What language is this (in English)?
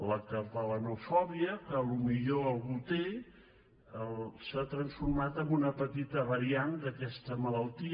Catalan